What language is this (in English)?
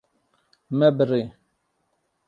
Kurdish